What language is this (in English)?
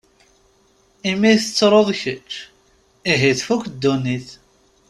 Kabyle